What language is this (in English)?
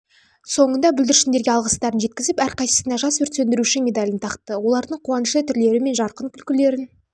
Kazakh